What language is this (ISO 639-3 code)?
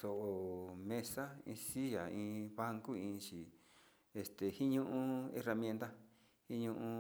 xti